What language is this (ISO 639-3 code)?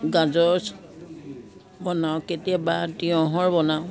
asm